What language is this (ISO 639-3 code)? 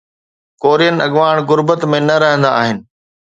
snd